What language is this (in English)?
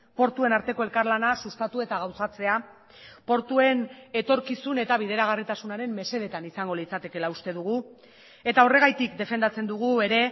Basque